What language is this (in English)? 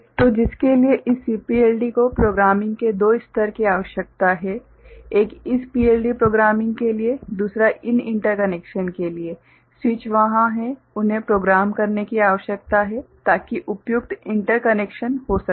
Hindi